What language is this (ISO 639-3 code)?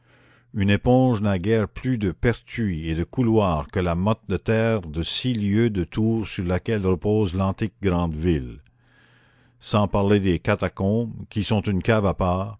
fra